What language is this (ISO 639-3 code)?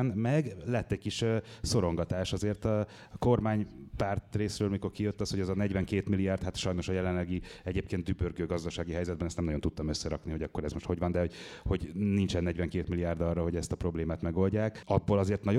hun